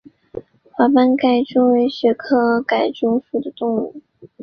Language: Chinese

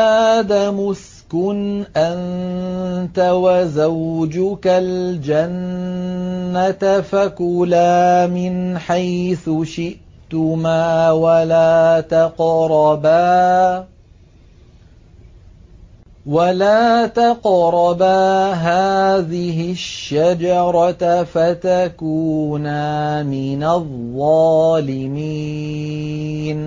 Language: Arabic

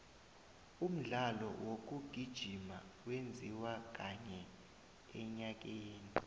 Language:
South Ndebele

